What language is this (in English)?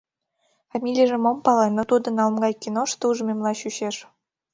Mari